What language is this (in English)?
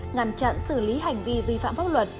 Vietnamese